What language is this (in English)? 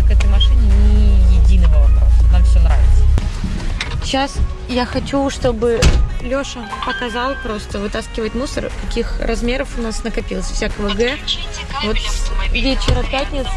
Russian